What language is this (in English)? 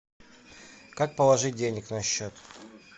Russian